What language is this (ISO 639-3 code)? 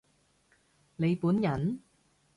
yue